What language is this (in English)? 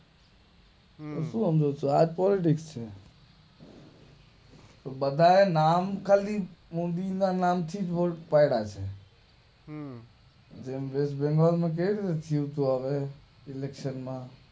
Gujarati